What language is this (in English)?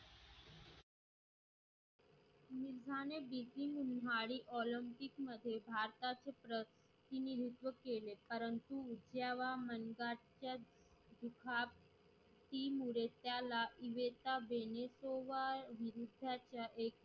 Marathi